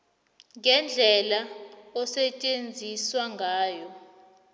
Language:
South Ndebele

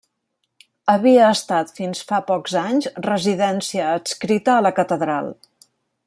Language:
Catalan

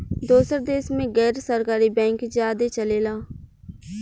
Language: Bhojpuri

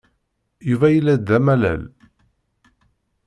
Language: Kabyle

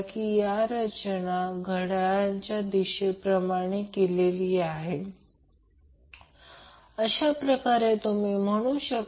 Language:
Marathi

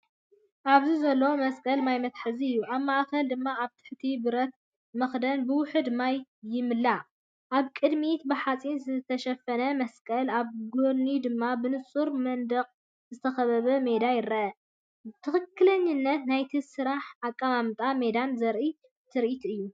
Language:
Tigrinya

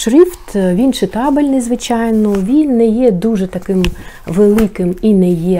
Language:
Ukrainian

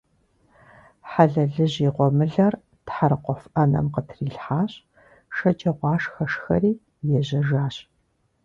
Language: Kabardian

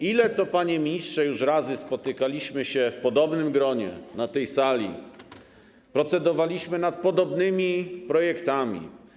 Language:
Polish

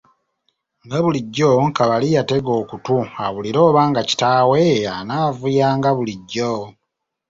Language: Ganda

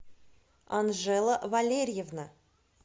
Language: Russian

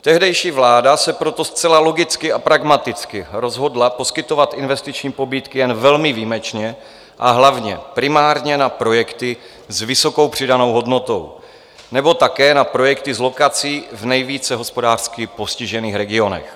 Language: Czech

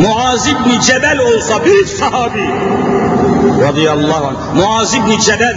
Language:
Turkish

